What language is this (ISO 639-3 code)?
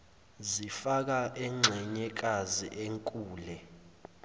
zul